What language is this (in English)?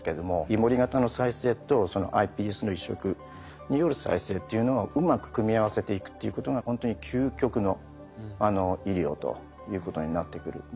Japanese